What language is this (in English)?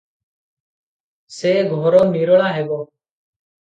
Odia